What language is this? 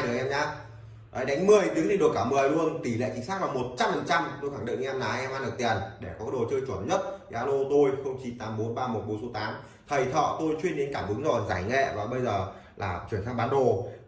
Vietnamese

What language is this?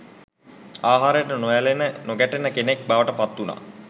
Sinhala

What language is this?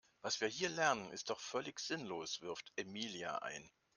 German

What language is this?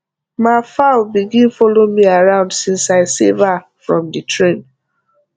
Nigerian Pidgin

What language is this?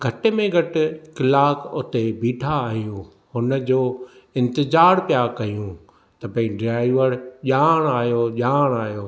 Sindhi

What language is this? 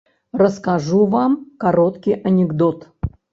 Belarusian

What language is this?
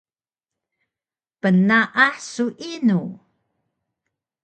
Taroko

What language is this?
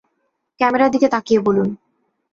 Bangla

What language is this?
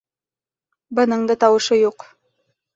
Bashkir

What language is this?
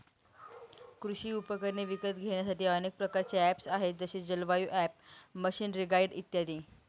Marathi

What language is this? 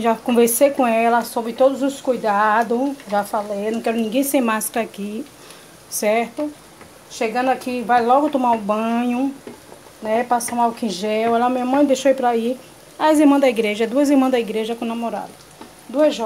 Portuguese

